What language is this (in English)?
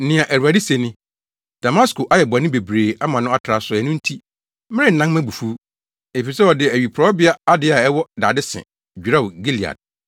Akan